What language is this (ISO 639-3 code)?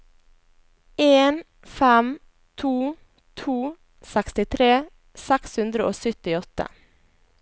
nor